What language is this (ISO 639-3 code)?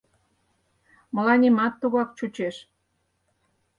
chm